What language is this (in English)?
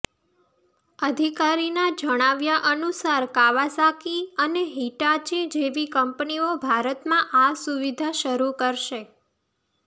Gujarati